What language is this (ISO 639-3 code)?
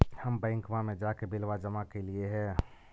mag